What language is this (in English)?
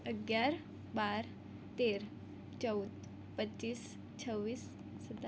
Gujarati